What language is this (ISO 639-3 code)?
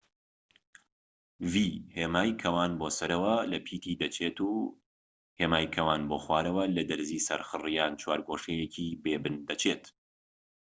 ckb